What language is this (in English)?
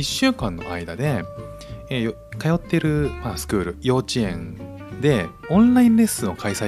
Japanese